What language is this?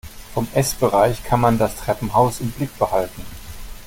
German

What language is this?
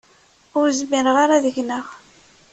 Kabyle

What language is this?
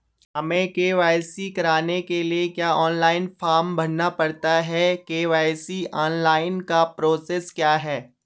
Hindi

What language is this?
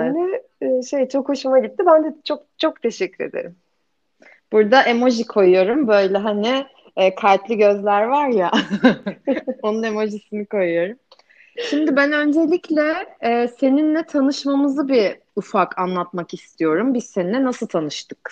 Turkish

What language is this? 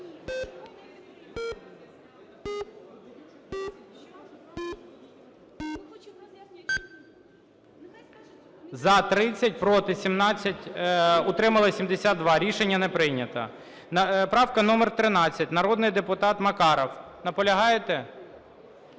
Ukrainian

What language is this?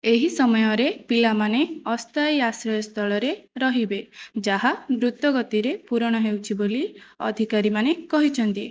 Odia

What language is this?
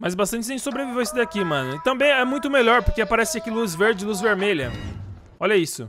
Portuguese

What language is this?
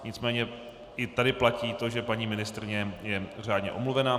Czech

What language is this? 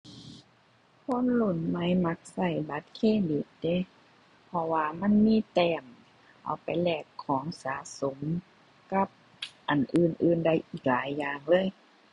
Thai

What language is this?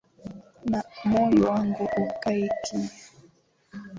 Swahili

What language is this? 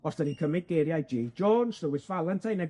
Welsh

